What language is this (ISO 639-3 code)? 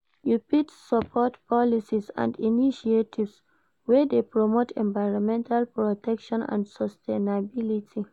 pcm